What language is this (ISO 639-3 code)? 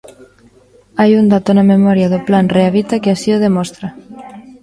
glg